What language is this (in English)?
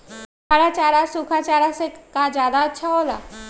Magahi